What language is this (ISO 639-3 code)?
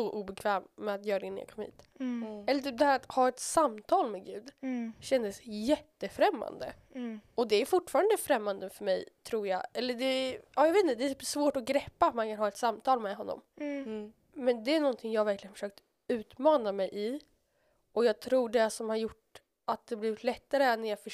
swe